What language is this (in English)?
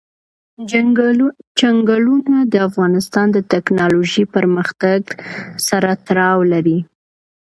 Pashto